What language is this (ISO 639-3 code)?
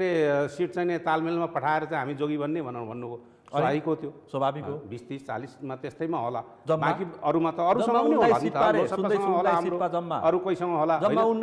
ind